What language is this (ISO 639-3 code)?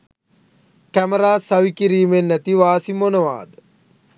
sin